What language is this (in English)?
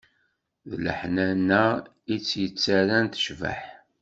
Kabyle